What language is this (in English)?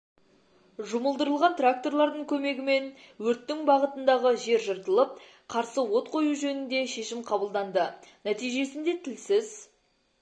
Kazakh